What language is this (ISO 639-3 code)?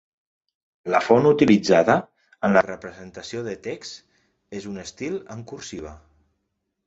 cat